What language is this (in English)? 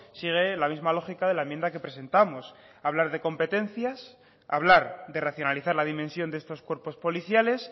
Spanish